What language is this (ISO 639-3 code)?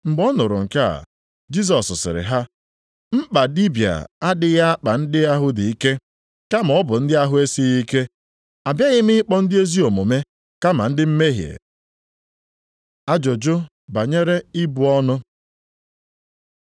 ibo